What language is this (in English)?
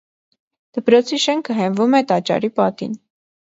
Armenian